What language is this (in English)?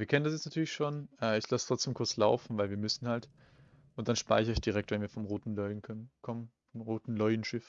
German